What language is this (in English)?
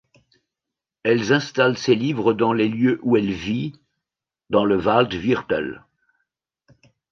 French